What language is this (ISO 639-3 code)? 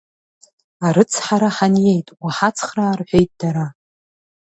abk